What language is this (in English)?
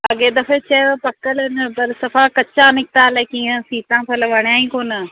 Sindhi